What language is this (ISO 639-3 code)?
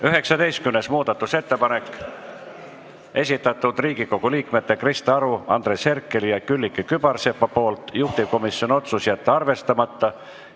est